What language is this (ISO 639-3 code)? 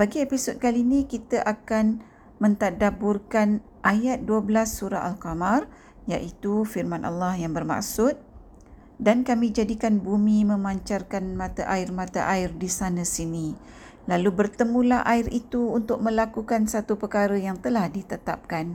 msa